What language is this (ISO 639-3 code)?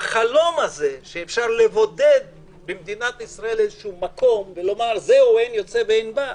heb